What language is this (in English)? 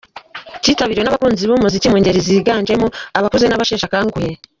Kinyarwanda